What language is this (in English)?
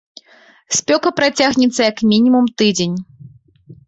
Belarusian